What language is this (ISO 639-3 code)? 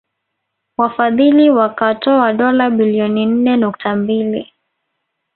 swa